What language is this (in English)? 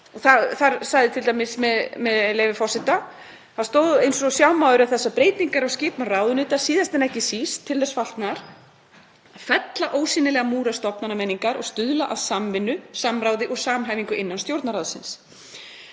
Icelandic